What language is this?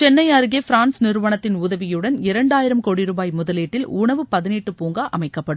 Tamil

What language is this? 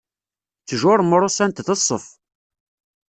Kabyle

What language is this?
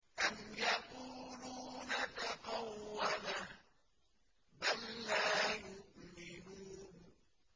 Arabic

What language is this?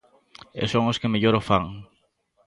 Galician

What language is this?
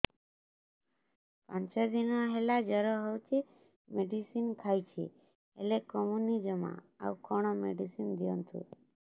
Odia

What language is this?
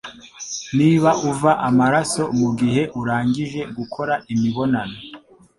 Kinyarwanda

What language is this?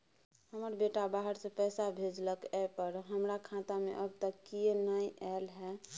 Maithili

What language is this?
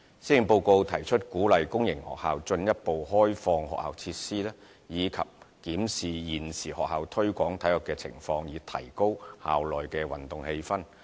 Cantonese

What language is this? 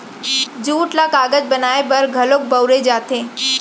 Chhattisgarhi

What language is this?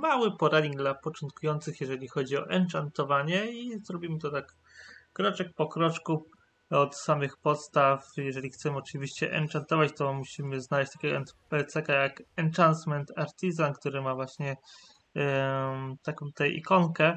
Polish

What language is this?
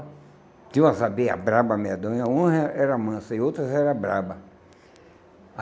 Portuguese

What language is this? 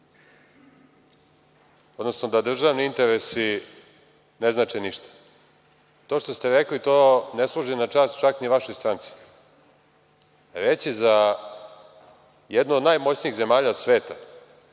Serbian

